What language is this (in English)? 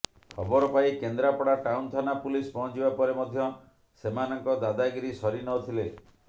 Odia